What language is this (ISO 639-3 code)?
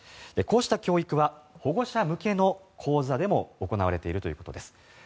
jpn